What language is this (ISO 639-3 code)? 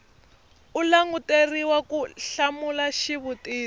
tso